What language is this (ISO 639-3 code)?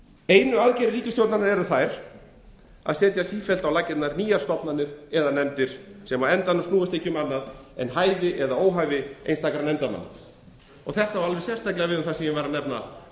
isl